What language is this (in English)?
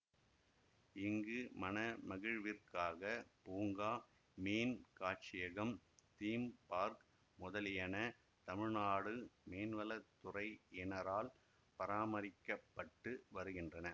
Tamil